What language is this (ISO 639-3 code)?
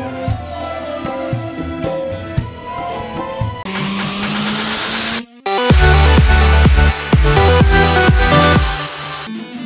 ind